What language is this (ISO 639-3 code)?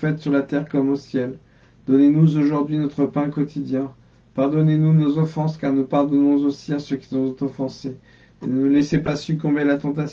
fra